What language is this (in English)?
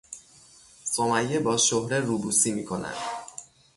Persian